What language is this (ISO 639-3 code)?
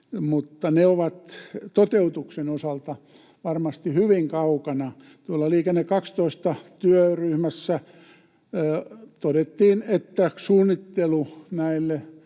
fin